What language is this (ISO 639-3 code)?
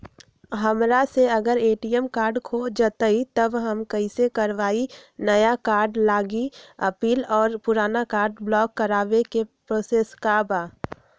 mag